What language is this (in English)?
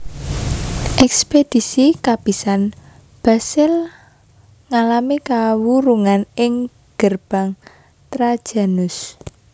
Javanese